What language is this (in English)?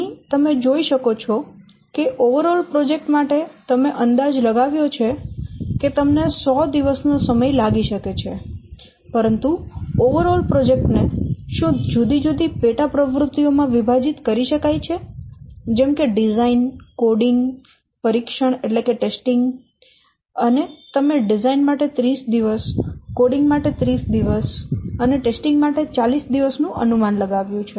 Gujarati